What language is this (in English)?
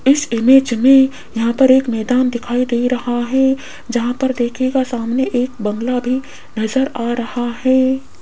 Hindi